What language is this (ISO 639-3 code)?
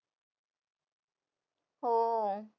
mar